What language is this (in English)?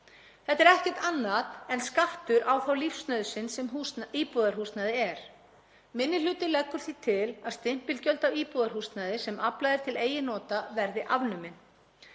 Icelandic